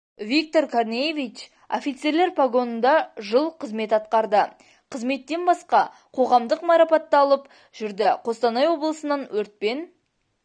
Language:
Kazakh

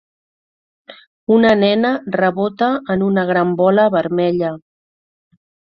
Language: Catalan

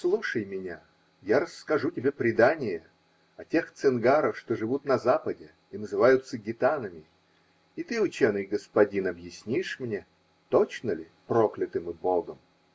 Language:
Russian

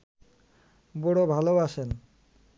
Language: Bangla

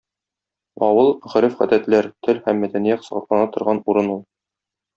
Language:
Tatar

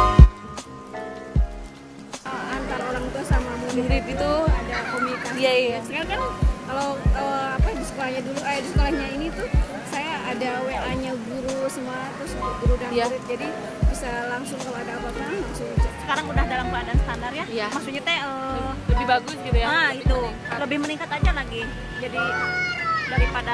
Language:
Indonesian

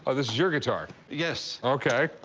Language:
English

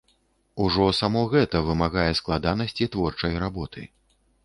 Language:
Belarusian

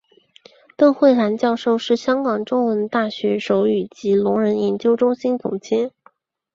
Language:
Chinese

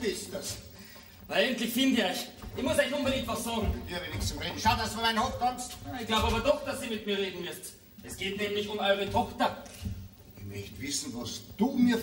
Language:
German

